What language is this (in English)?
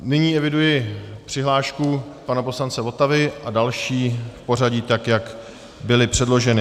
Czech